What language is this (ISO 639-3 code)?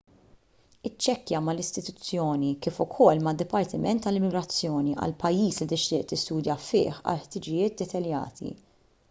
mlt